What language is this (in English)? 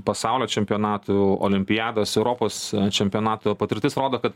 Lithuanian